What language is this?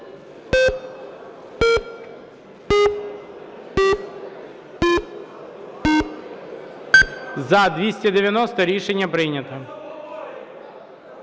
Ukrainian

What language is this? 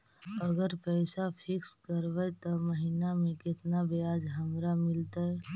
Magahi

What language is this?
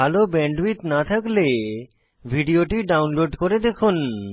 Bangla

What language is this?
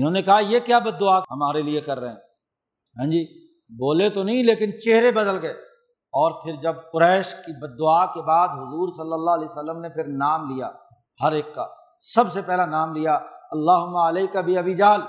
Urdu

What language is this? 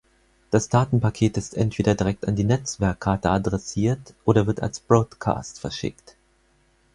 German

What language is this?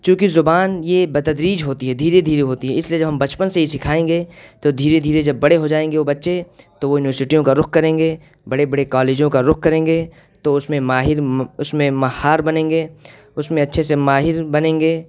Urdu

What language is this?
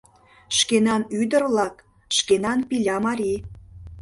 Mari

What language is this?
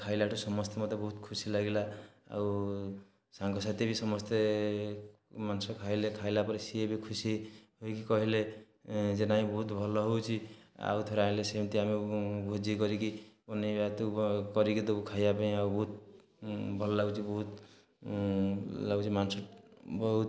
Odia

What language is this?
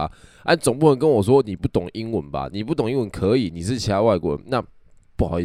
Chinese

